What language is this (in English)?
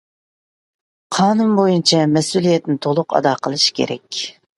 Uyghur